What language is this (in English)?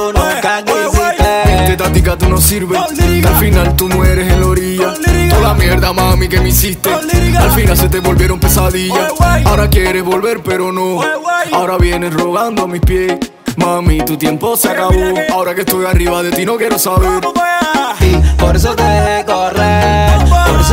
Italian